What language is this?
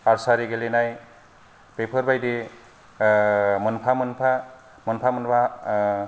Bodo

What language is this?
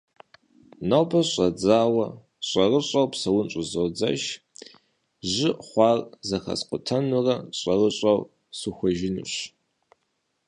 Kabardian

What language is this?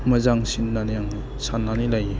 Bodo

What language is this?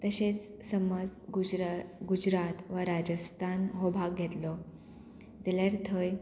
Konkani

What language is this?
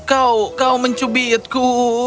Indonesian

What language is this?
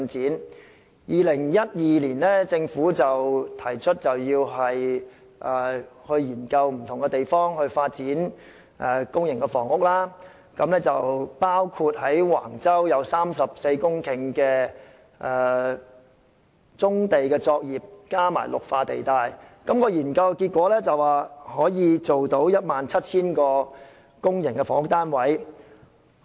Cantonese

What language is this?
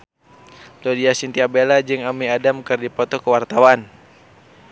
Sundanese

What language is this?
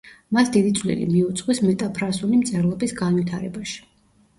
Georgian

